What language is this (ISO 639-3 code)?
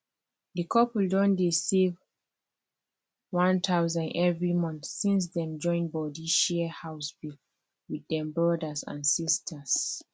pcm